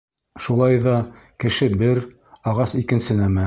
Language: Bashkir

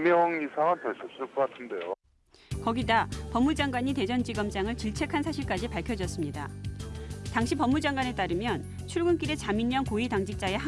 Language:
Korean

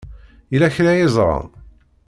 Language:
Kabyle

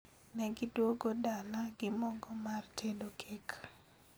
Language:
Luo (Kenya and Tanzania)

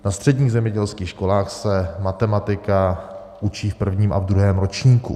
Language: Czech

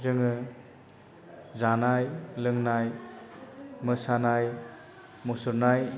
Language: Bodo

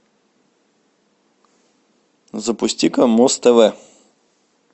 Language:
Russian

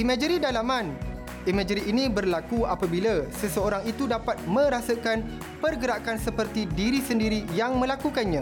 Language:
Malay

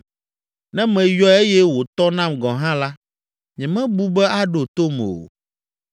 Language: Ewe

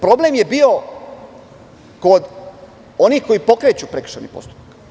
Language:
Serbian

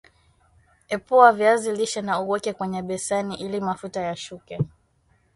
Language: Swahili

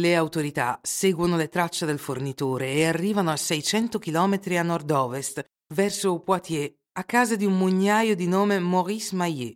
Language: Italian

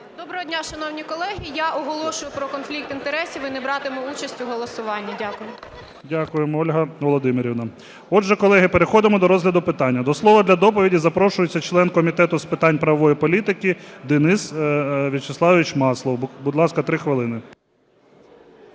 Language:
Ukrainian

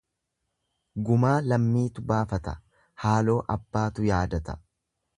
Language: Oromo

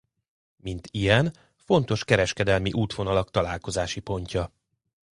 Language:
Hungarian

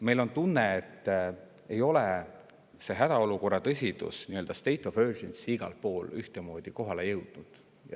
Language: Estonian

